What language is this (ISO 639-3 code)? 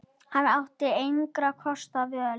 isl